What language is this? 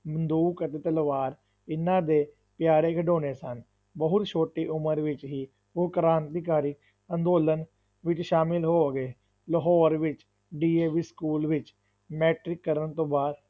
Punjabi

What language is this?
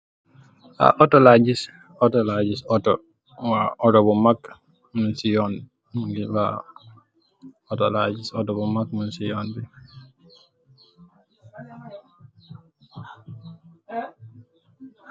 Wolof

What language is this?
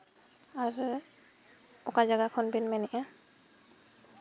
Santali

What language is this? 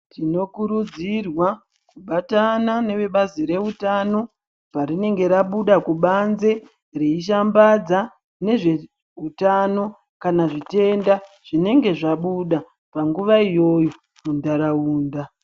Ndau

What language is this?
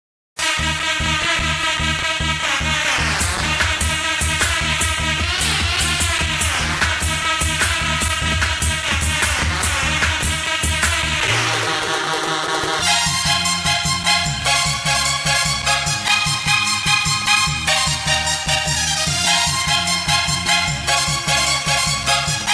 Arabic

